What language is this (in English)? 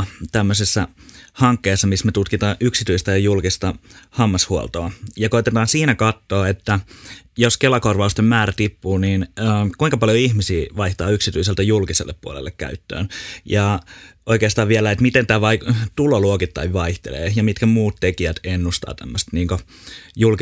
Finnish